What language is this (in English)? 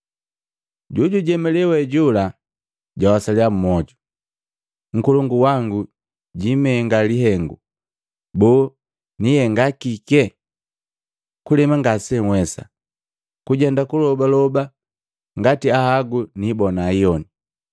Matengo